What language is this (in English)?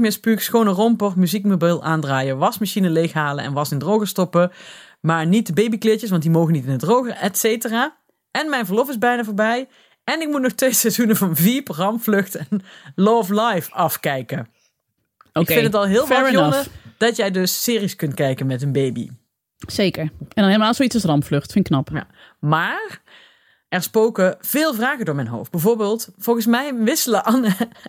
Dutch